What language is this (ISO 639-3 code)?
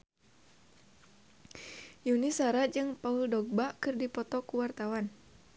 sun